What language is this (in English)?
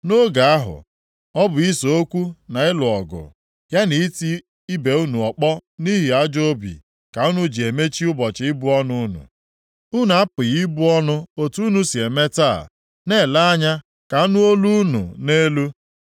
Igbo